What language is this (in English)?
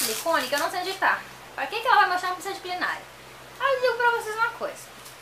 Portuguese